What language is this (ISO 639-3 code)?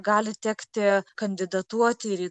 lit